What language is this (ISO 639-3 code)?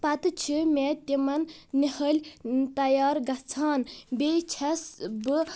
kas